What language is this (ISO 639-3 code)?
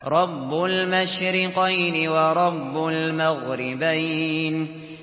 ara